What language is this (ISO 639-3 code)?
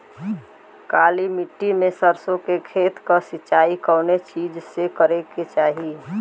bho